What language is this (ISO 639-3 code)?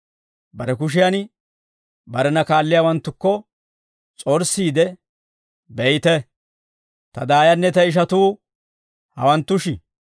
dwr